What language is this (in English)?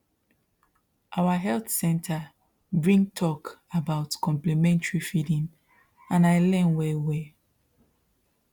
Nigerian Pidgin